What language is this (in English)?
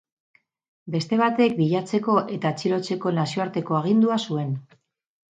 Basque